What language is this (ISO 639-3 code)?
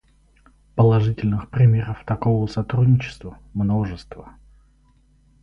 rus